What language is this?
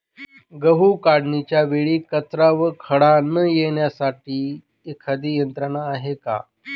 Marathi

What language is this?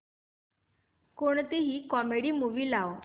Marathi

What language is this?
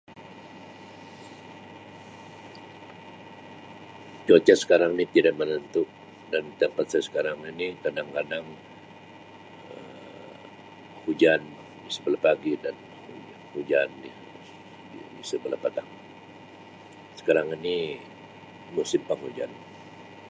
Sabah Malay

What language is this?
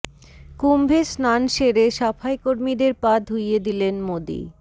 Bangla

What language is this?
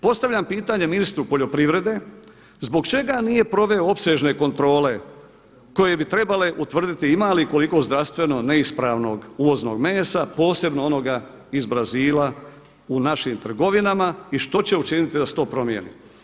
Croatian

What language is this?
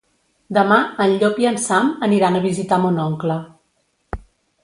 Catalan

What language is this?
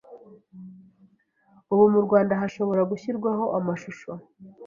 Kinyarwanda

